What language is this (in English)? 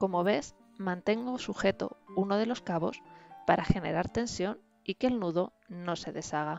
Spanish